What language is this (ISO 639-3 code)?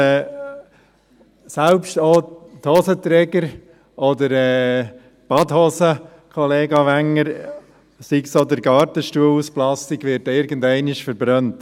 gsw